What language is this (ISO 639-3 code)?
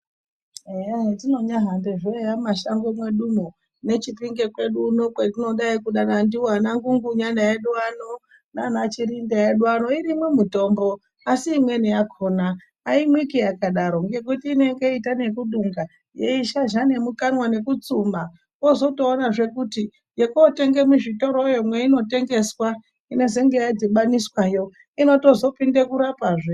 ndc